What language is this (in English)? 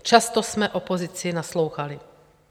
Czech